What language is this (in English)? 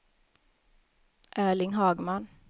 Swedish